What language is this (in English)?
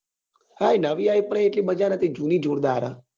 Gujarati